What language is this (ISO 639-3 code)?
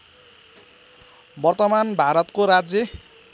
nep